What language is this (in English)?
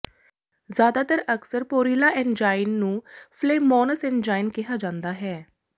Punjabi